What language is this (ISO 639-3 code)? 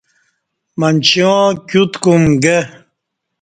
bsh